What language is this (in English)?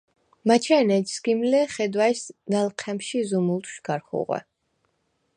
Svan